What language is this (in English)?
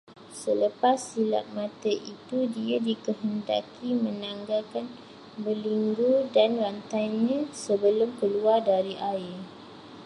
Malay